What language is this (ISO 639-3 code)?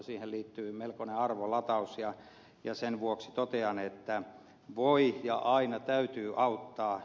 fin